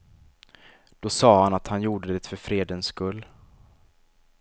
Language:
Swedish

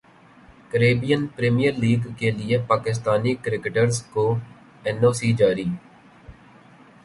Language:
Urdu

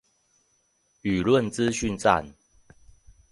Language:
Chinese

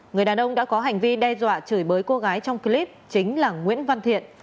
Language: Vietnamese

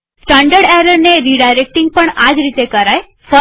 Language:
Gujarati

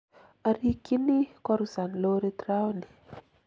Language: Kalenjin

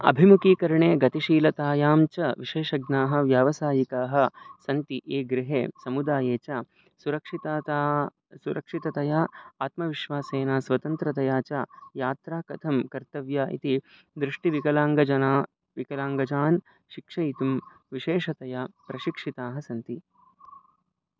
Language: Sanskrit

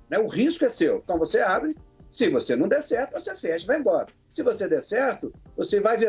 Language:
Portuguese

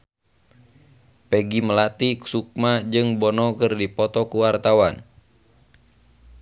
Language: Sundanese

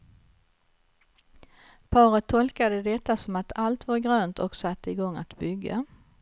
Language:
Swedish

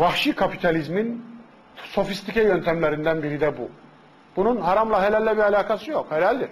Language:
Turkish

